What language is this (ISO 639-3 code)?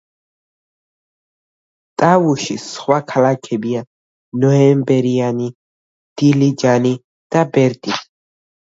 kat